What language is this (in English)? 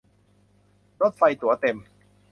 Thai